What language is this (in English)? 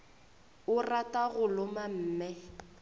Northern Sotho